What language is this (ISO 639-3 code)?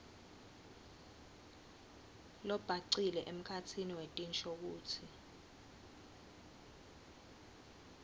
ssw